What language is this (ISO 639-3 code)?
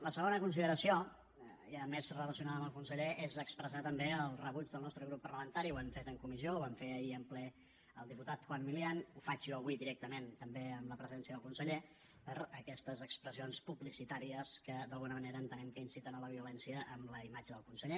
cat